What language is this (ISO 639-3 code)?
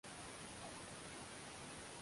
swa